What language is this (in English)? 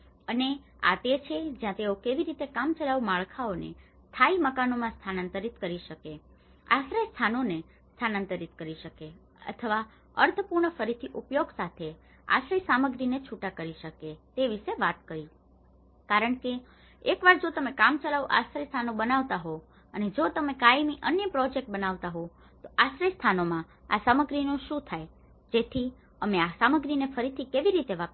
Gujarati